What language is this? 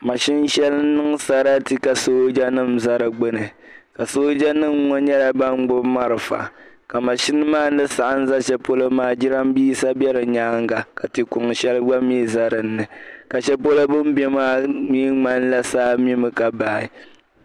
Dagbani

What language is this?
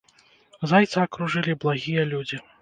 Belarusian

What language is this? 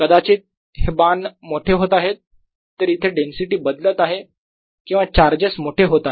Marathi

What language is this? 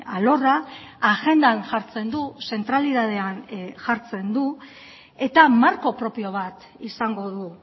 Basque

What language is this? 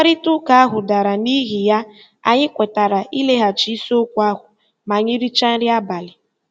Igbo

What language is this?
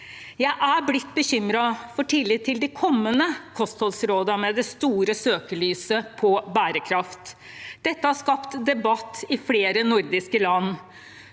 Norwegian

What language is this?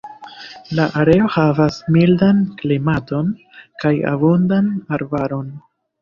Esperanto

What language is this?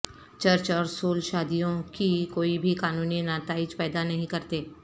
Urdu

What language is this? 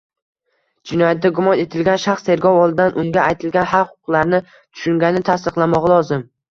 Uzbek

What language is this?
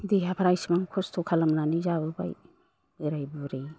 Bodo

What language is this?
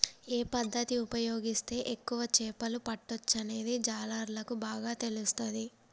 Telugu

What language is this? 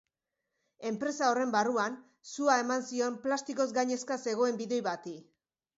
Basque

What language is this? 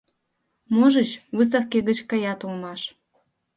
Mari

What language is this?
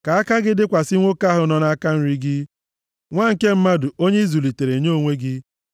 Igbo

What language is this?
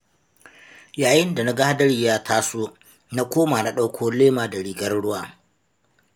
Hausa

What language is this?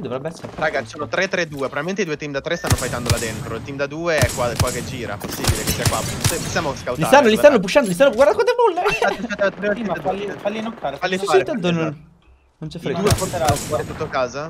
Italian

